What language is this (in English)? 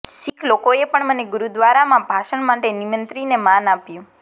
Gujarati